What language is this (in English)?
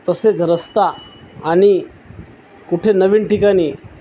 Marathi